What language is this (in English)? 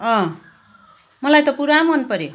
Nepali